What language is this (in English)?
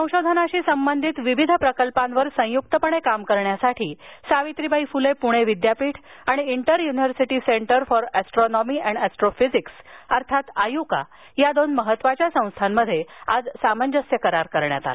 Marathi